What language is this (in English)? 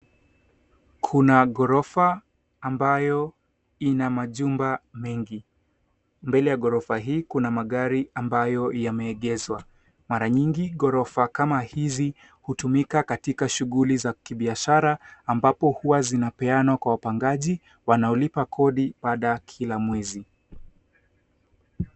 Swahili